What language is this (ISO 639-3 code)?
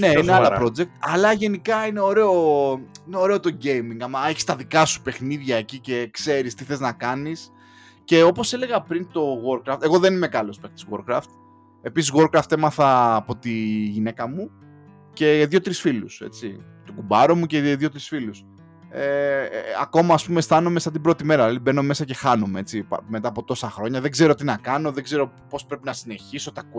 ell